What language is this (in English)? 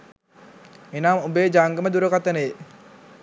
Sinhala